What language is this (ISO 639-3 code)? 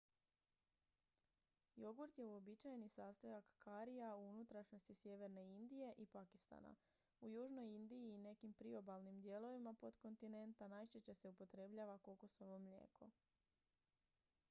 hrv